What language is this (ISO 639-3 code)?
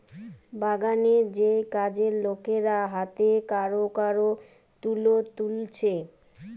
ben